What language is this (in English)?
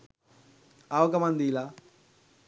Sinhala